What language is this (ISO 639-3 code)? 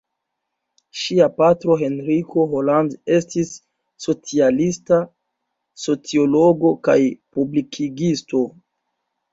epo